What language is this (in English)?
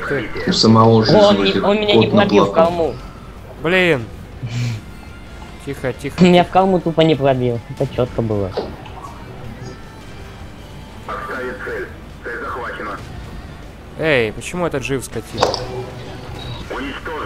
Russian